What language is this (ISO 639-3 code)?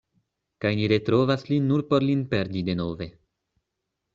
epo